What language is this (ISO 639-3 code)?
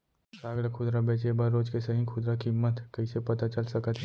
hne